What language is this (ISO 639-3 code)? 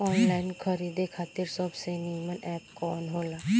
bho